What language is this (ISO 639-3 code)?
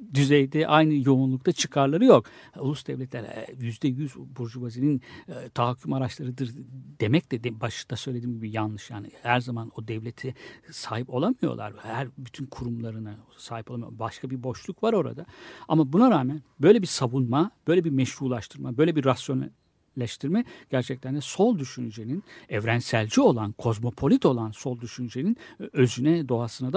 tur